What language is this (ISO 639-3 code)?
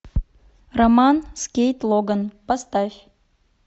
rus